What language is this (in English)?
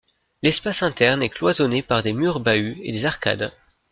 French